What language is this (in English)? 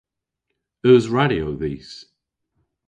Cornish